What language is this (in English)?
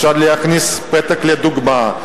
Hebrew